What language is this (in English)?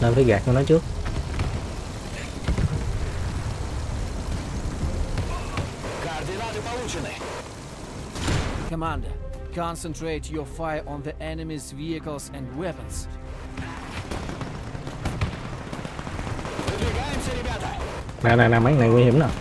Vietnamese